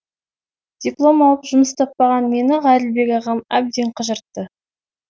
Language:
Kazakh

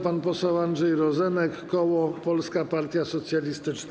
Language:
Polish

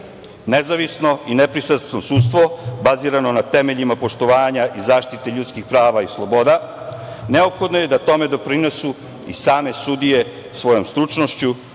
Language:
Serbian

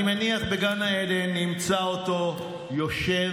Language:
Hebrew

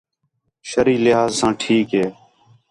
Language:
Khetrani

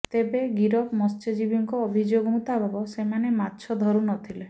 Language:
Odia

